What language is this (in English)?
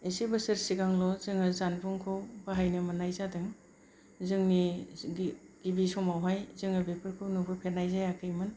Bodo